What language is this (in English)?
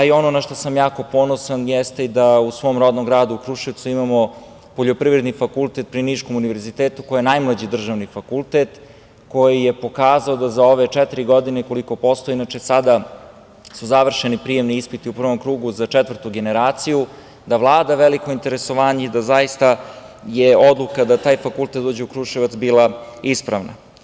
Serbian